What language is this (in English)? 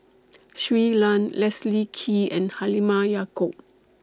English